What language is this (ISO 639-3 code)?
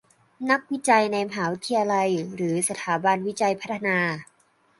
tha